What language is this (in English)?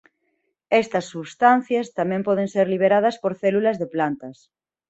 Galician